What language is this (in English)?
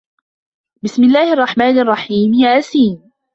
Arabic